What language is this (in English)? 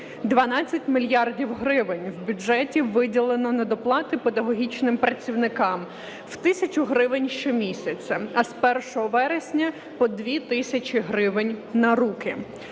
Ukrainian